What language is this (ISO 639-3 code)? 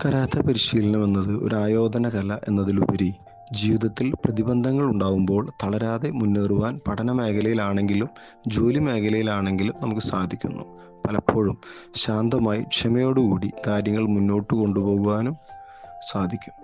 mal